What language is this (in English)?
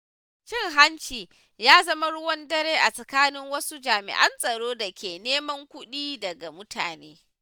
Hausa